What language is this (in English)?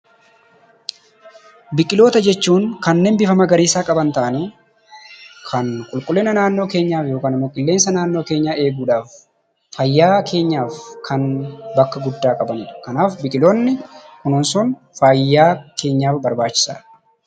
Oromo